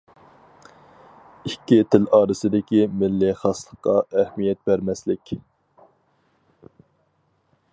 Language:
Uyghur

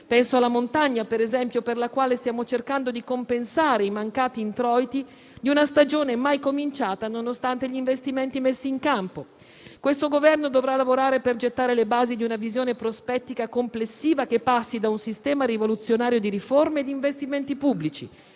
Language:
Italian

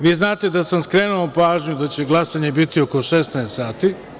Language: Serbian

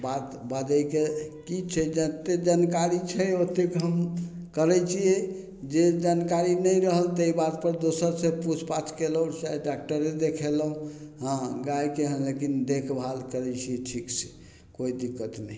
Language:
Maithili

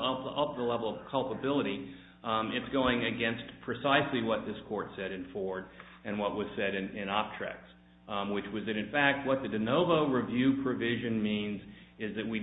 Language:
English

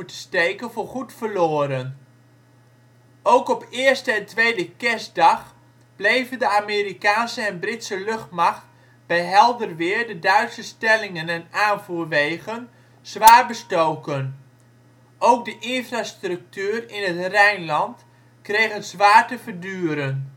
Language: Dutch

